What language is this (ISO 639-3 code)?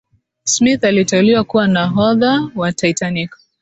swa